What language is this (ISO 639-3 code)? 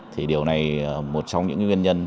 vie